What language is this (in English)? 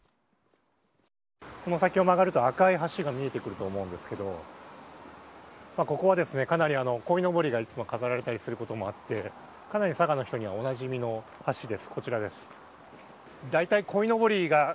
Japanese